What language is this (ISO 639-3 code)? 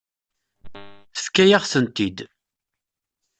kab